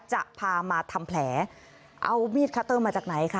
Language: Thai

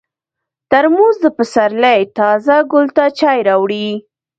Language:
Pashto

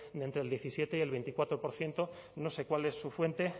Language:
Spanish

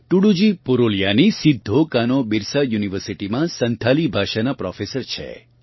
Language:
Gujarati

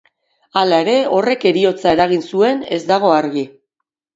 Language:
Basque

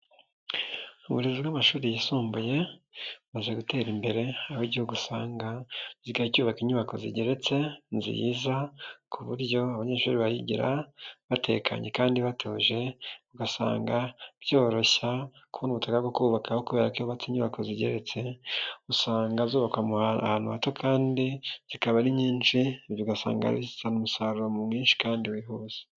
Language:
Kinyarwanda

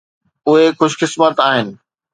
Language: Sindhi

